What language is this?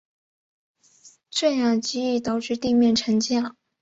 Chinese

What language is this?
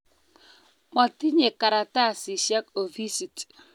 Kalenjin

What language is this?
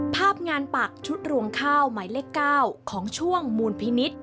Thai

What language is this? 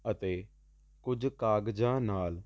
Punjabi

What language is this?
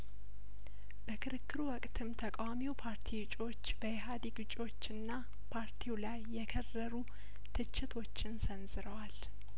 Amharic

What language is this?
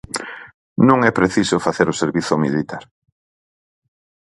Galician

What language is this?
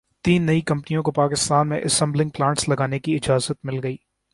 Urdu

